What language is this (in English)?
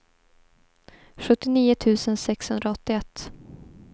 Swedish